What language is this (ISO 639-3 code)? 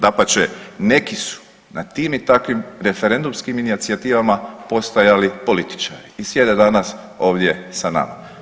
hrv